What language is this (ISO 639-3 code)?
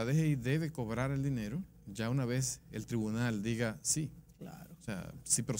spa